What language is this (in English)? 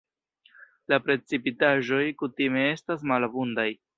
Esperanto